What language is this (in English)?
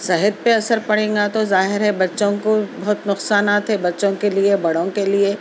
Urdu